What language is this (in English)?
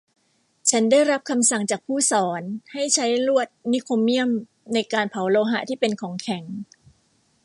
Thai